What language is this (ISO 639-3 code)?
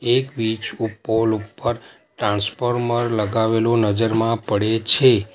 guj